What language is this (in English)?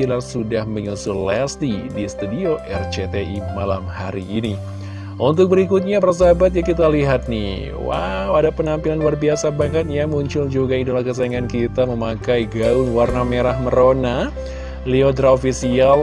Indonesian